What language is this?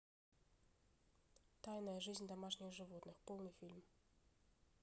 Russian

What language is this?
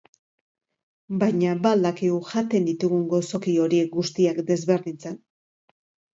Basque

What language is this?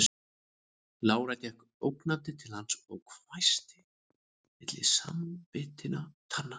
Icelandic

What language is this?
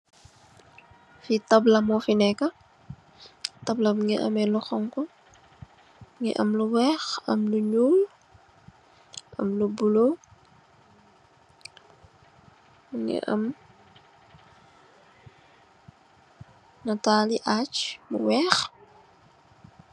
Wolof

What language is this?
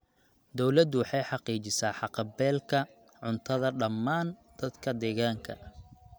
Somali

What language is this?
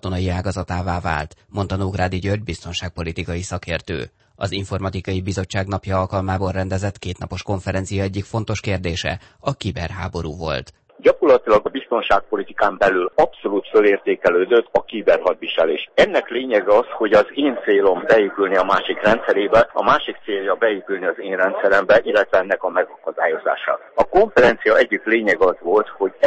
Hungarian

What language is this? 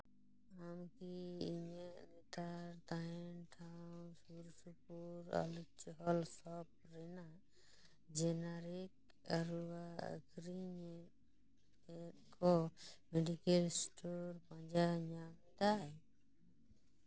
Santali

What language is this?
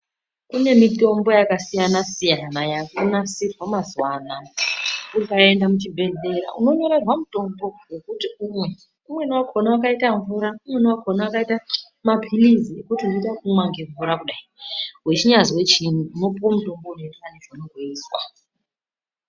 Ndau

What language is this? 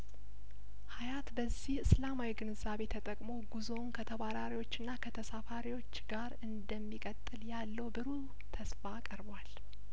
Amharic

